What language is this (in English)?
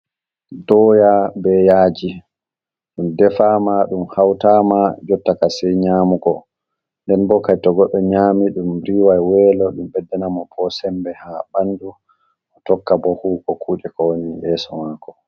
Fula